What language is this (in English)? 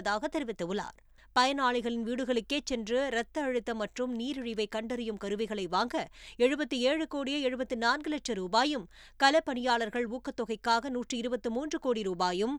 Tamil